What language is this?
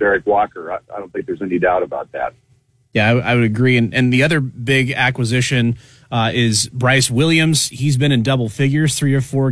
English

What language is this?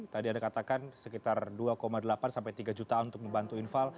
Indonesian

